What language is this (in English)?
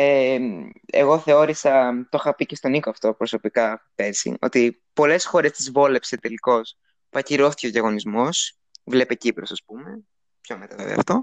Greek